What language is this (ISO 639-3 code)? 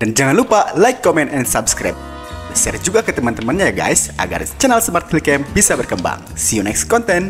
ind